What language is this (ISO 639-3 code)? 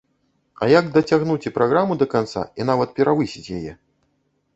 bel